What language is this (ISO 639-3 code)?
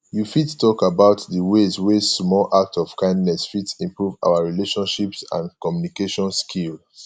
pcm